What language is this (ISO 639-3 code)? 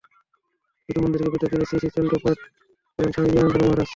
ben